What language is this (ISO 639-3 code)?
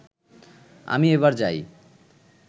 ben